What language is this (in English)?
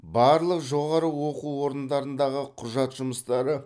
Kazakh